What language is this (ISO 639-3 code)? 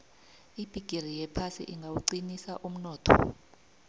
nbl